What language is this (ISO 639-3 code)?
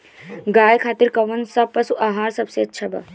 bho